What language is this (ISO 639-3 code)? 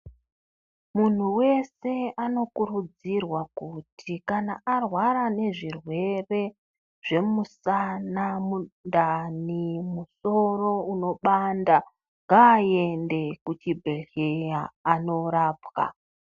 ndc